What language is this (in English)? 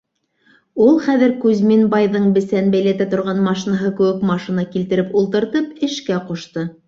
Bashkir